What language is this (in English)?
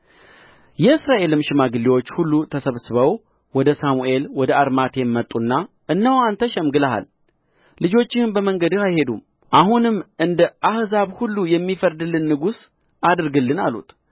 Amharic